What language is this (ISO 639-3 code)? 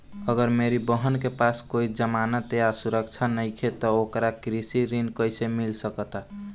bho